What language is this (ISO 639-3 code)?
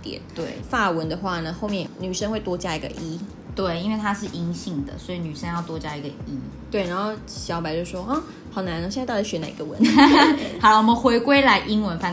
zho